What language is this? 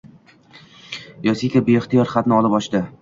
Uzbek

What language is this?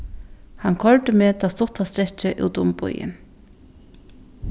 Faroese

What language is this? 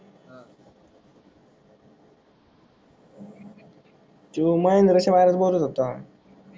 Marathi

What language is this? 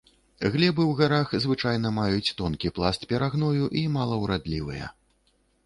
Belarusian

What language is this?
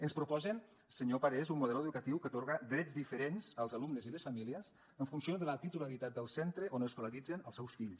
Catalan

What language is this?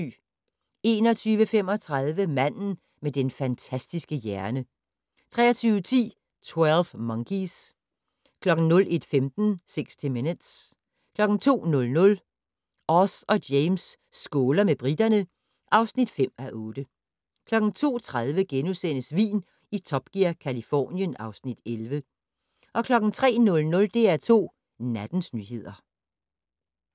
Danish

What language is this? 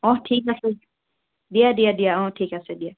Assamese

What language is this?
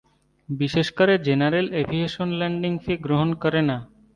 Bangla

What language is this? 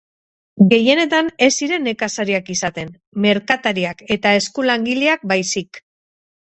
Basque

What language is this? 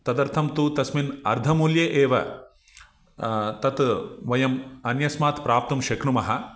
Sanskrit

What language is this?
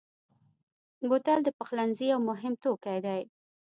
Pashto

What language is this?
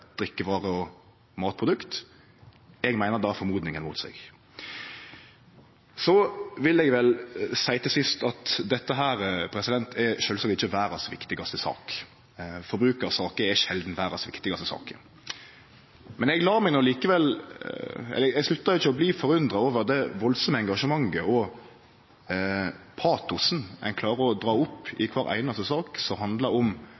Norwegian Nynorsk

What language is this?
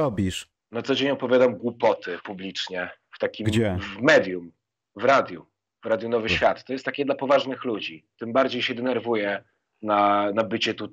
Polish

